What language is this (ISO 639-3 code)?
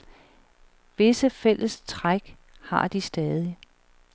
dan